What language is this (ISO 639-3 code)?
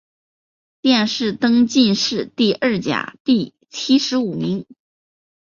zho